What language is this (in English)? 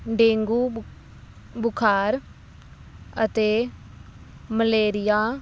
Punjabi